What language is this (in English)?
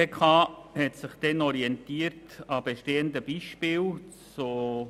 Swiss German